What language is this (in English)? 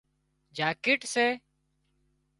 Wadiyara Koli